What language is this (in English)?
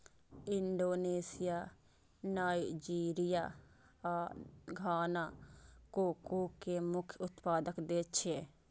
Maithili